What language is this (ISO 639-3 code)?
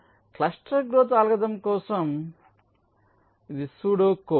tel